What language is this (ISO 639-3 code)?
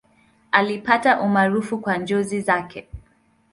swa